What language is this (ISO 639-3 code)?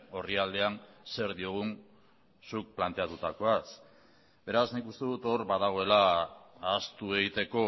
eus